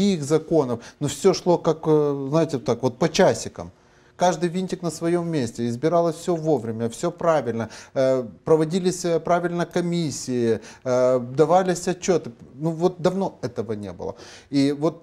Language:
Russian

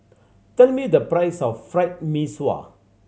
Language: English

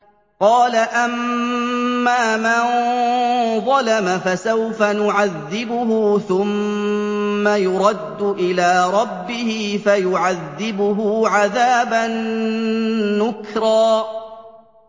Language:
Arabic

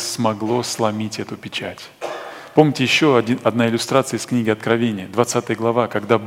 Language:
Russian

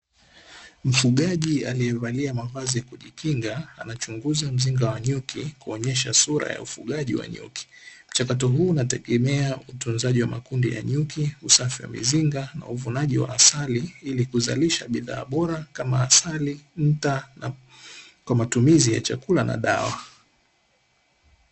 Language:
Swahili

